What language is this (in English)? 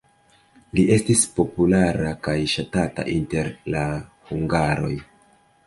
Esperanto